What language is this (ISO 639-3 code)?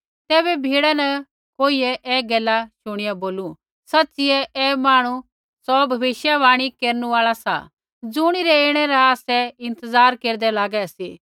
kfx